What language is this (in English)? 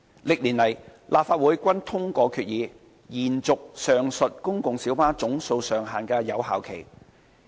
Cantonese